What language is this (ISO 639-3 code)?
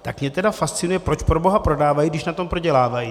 ces